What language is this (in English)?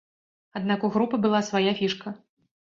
Belarusian